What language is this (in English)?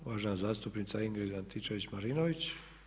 Croatian